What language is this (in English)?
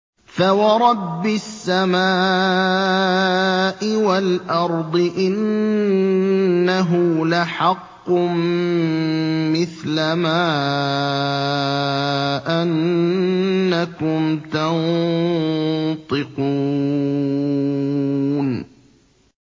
Arabic